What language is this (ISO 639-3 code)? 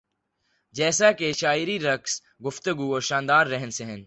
urd